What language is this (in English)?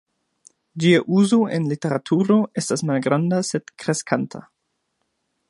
Esperanto